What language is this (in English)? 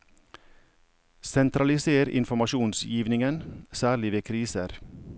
Norwegian